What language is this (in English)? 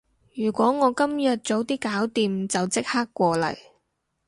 Cantonese